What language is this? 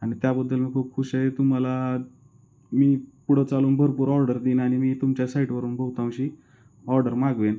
Marathi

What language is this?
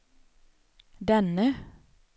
Swedish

